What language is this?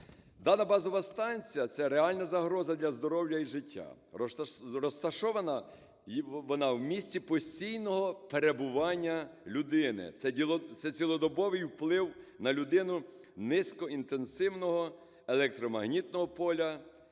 Ukrainian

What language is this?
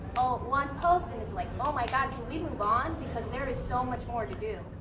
English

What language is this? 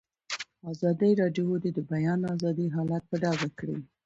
Pashto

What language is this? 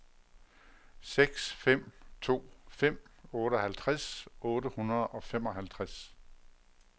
Danish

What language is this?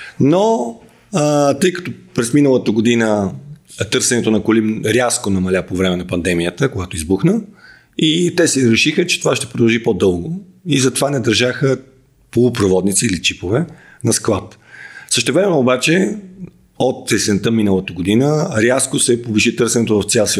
Bulgarian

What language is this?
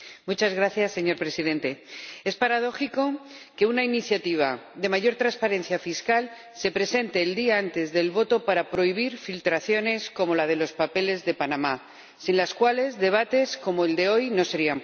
Spanish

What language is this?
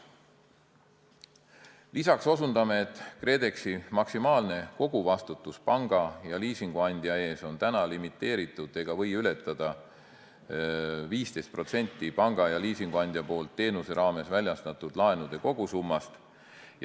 Estonian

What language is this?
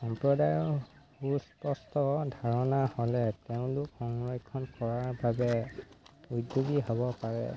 Assamese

